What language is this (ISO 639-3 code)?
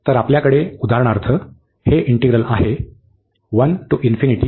mar